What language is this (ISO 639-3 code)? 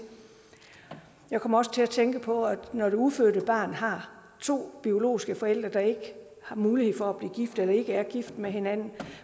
dan